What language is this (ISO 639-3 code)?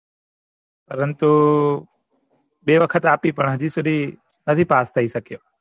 guj